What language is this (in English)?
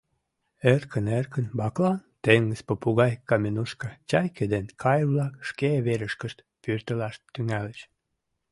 Mari